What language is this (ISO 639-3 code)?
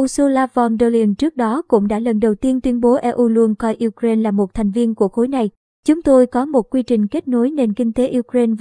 vie